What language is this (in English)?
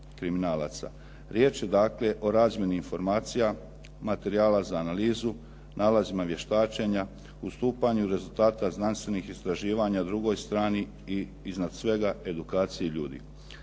Croatian